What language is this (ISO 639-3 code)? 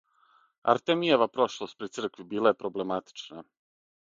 srp